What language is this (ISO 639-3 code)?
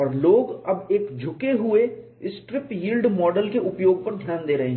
hin